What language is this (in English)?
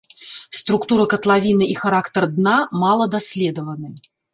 Belarusian